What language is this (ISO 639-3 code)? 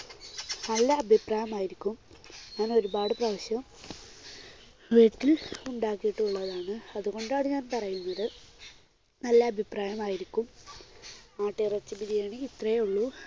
mal